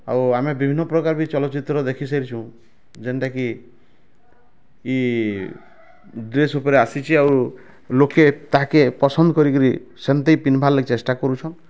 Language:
Odia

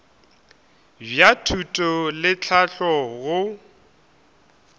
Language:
Northern Sotho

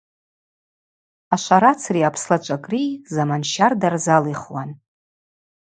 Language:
Abaza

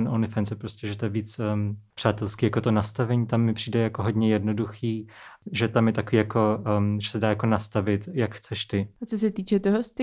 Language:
Czech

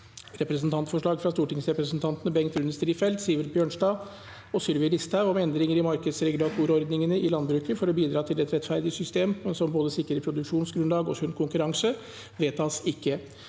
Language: Norwegian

